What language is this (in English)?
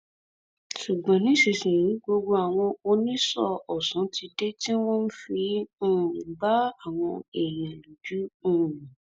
Yoruba